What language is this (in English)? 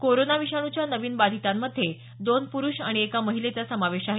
Marathi